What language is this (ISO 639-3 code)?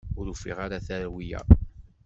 kab